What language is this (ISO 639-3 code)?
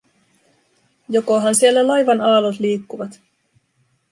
fin